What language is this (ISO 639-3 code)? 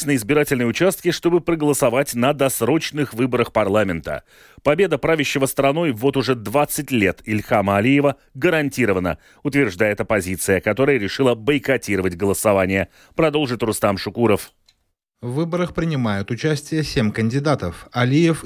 rus